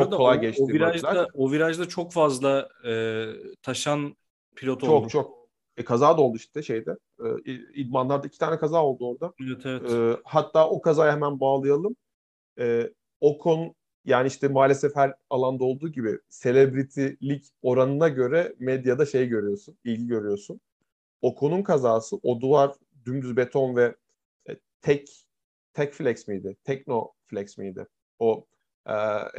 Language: Turkish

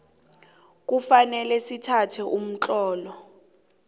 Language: South Ndebele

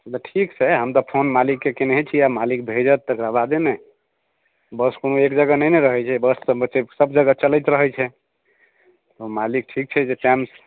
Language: Maithili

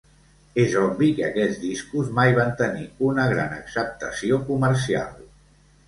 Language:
Catalan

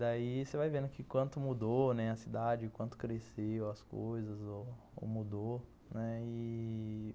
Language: Portuguese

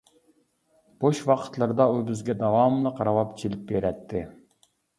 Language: Uyghur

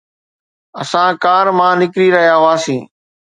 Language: Sindhi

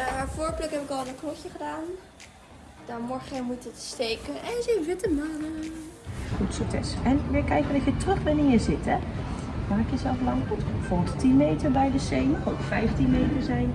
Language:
Dutch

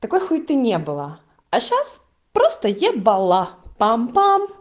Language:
Russian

